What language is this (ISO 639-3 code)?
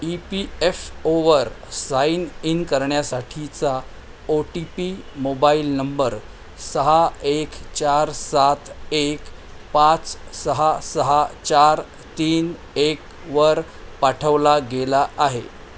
mar